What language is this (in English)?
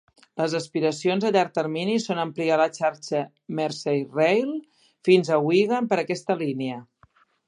Catalan